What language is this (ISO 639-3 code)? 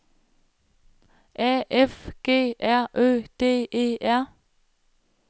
dan